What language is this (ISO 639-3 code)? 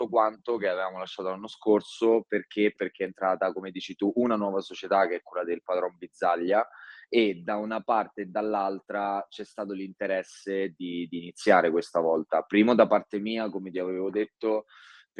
ita